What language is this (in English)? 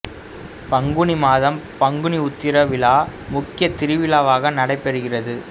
Tamil